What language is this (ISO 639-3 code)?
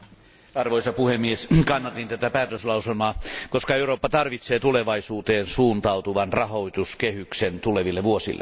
fin